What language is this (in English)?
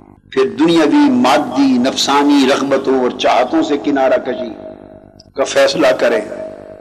Urdu